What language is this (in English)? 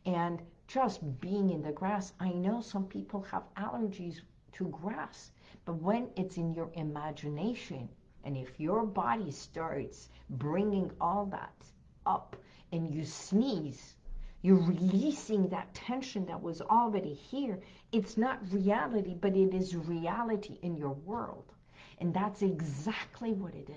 English